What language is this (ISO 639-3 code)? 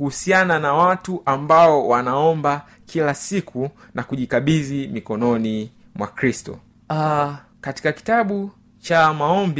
swa